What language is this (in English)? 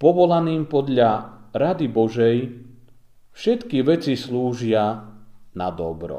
Slovak